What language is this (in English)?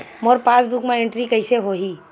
Chhattisgarhi